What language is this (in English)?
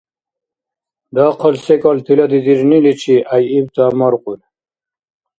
Dargwa